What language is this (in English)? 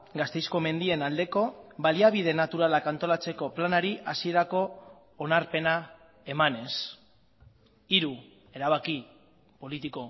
Basque